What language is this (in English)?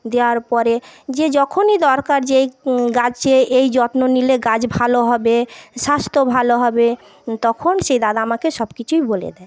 Bangla